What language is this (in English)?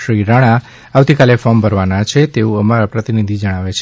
Gujarati